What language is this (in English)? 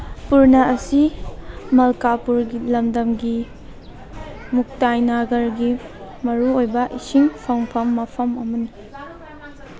Manipuri